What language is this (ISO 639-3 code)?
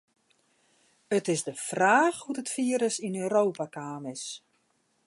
fry